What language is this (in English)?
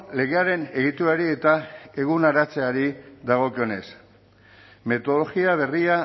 Basque